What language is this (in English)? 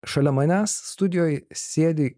Lithuanian